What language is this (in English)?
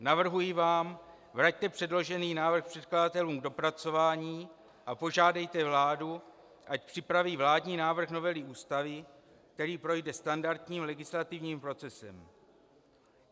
Czech